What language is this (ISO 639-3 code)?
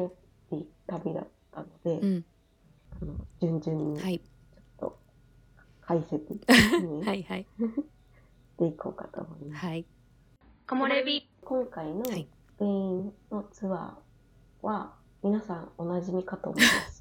jpn